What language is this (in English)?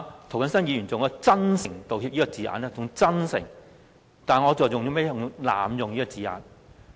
Cantonese